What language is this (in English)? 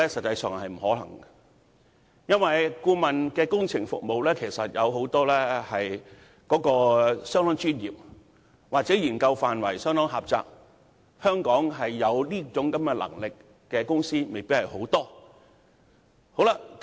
Cantonese